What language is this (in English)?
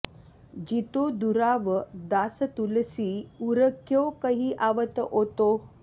Sanskrit